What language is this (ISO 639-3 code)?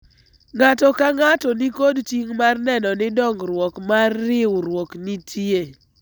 luo